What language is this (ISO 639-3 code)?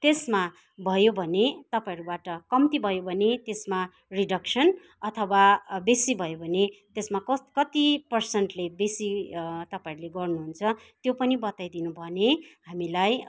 nep